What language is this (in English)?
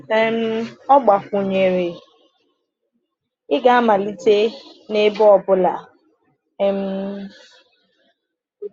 Igbo